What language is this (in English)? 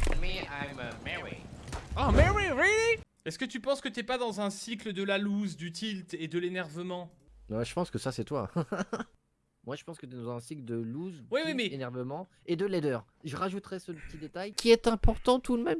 French